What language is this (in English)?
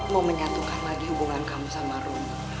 Indonesian